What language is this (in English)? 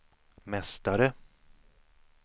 Swedish